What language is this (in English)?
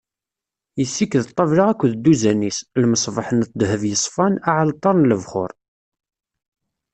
Kabyle